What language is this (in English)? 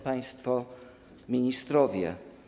Polish